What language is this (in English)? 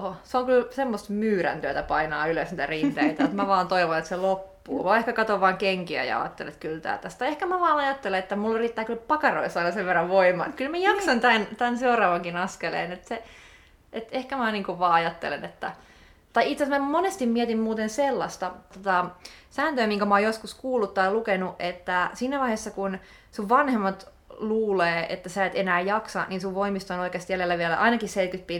Finnish